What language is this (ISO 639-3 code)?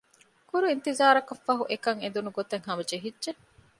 div